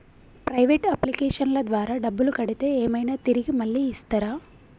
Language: Telugu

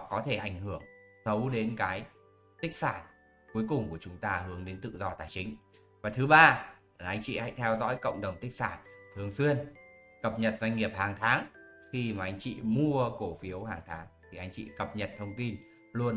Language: Vietnamese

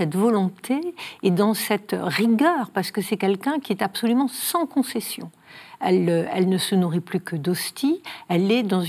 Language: French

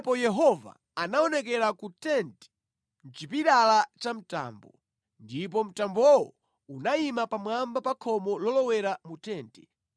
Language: Nyanja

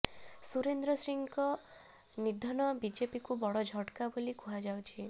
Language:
Odia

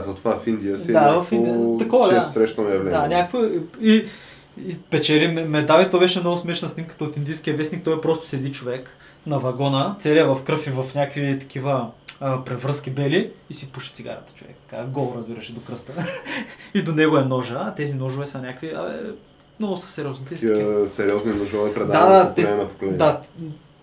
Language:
Bulgarian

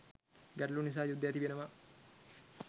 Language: Sinhala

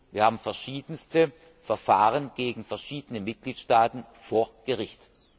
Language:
German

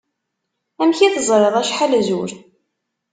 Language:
Kabyle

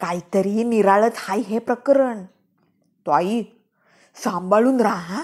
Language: Marathi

